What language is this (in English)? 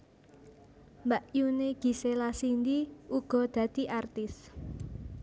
Javanese